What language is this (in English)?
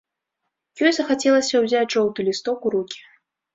Belarusian